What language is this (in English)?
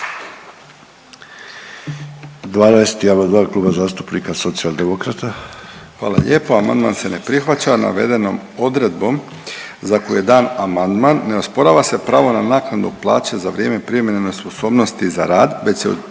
Croatian